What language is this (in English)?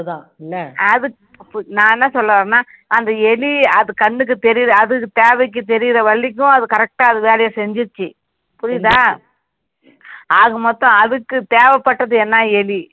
Tamil